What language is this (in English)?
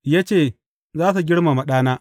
Hausa